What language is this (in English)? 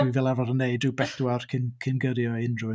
Welsh